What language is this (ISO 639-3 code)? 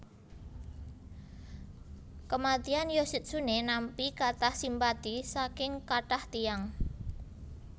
jav